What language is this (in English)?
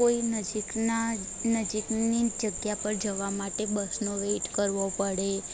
Gujarati